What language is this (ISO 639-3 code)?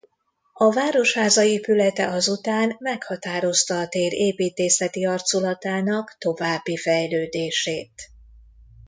hun